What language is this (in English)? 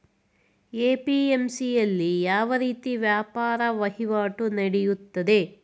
Kannada